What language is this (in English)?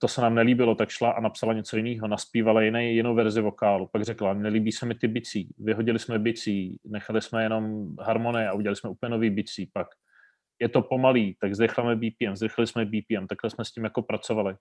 Czech